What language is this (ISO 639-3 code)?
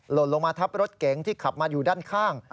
tha